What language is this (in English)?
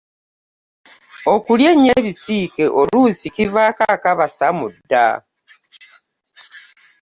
Ganda